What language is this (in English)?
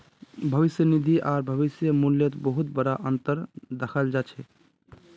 Magahi